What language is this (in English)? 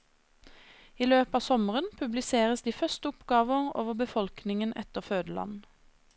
Norwegian